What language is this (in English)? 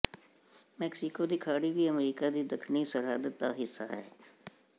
Punjabi